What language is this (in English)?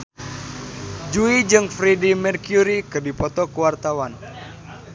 Sundanese